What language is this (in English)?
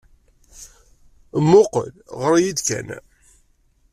Kabyle